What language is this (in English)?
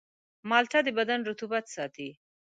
Pashto